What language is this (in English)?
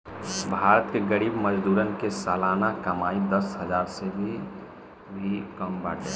Bhojpuri